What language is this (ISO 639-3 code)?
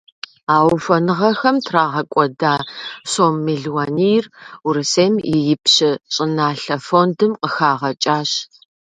kbd